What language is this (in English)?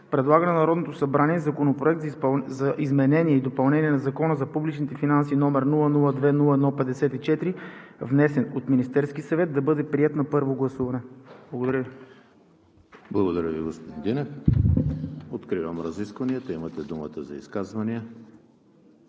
Bulgarian